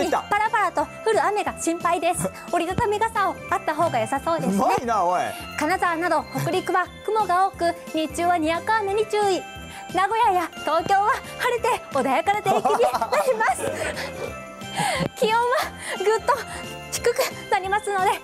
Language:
Japanese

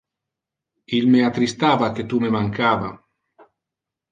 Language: Interlingua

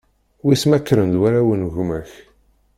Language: Kabyle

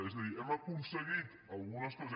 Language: Catalan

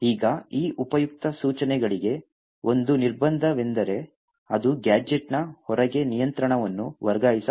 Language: Kannada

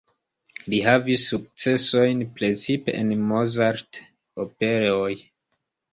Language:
Esperanto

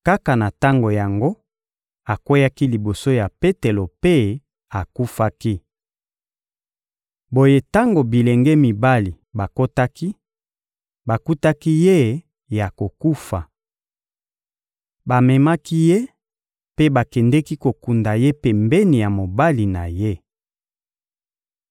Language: Lingala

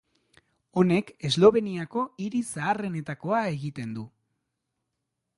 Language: Basque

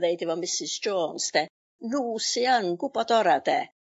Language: Welsh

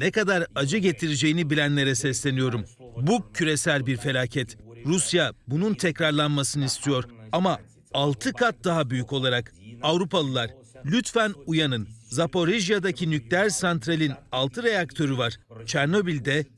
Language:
Turkish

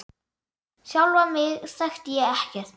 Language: Icelandic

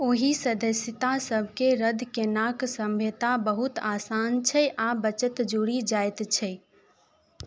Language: Maithili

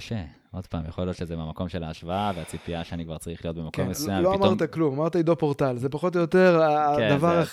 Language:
Hebrew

